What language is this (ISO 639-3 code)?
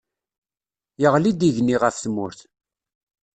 kab